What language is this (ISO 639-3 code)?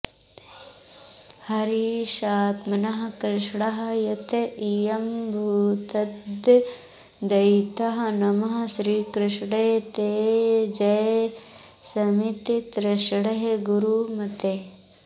san